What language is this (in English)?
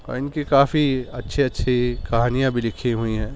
Urdu